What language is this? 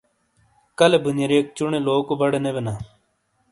Shina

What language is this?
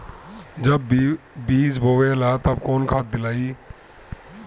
Bhojpuri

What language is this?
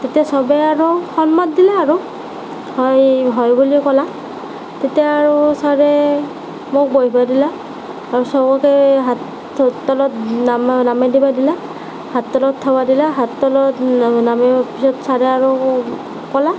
Assamese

